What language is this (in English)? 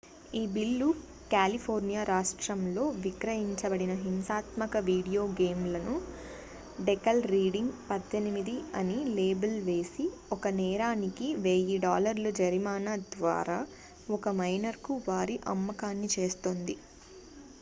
Telugu